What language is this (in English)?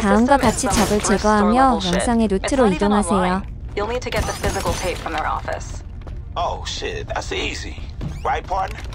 Korean